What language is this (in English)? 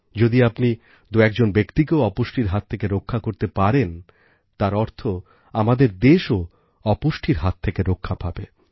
Bangla